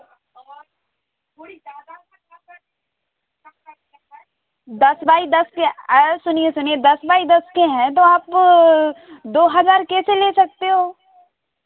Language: Hindi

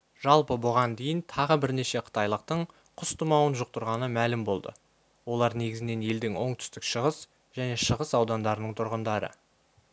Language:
Kazakh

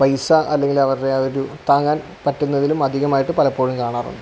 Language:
Malayalam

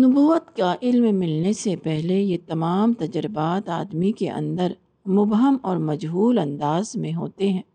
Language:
Urdu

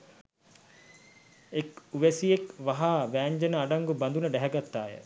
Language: Sinhala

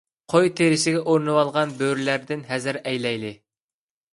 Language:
Uyghur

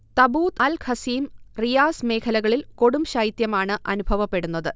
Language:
Malayalam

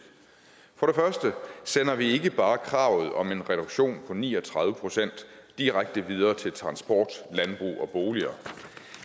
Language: Danish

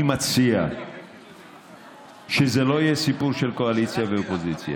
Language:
Hebrew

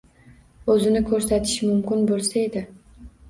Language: Uzbek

